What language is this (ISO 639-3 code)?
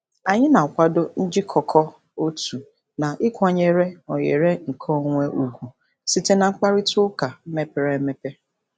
ibo